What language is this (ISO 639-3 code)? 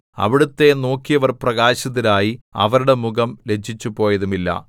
mal